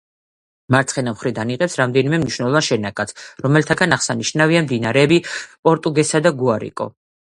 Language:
Georgian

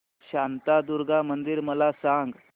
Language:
Marathi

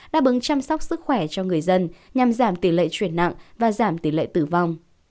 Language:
Vietnamese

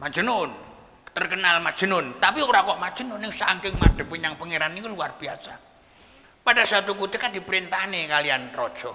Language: Indonesian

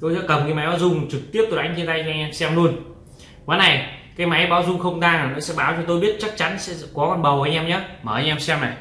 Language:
Vietnamese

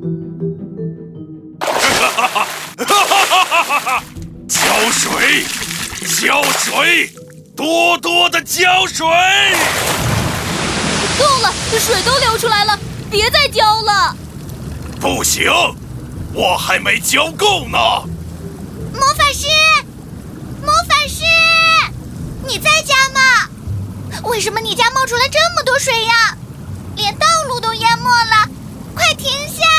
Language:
Chinese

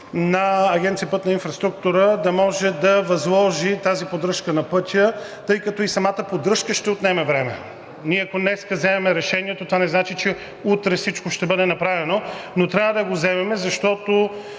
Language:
Bulgarian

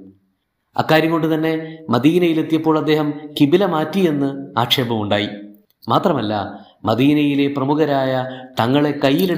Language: Malayalam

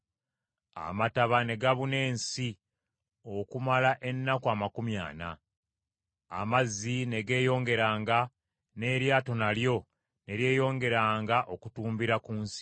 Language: Ganda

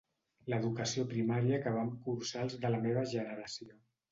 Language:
Catalan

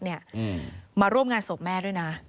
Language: Thai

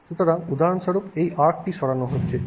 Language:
Bangla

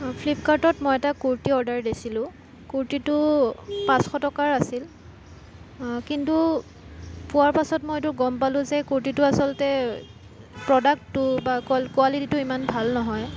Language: Assamese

